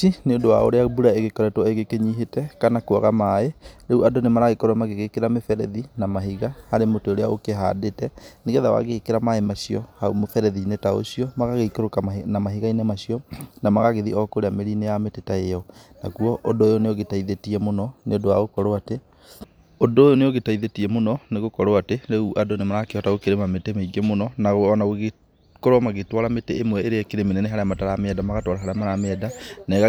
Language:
Kikuyu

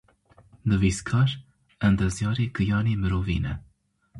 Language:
Kurdish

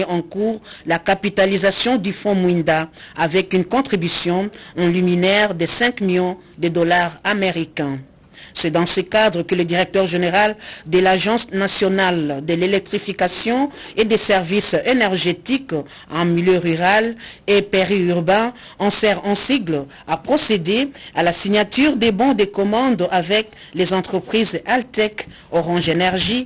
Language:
French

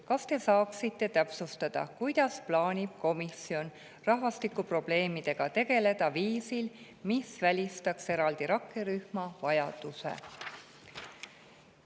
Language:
Estonian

